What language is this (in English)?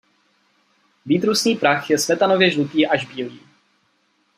Czech